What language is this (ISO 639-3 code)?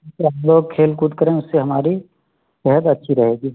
urd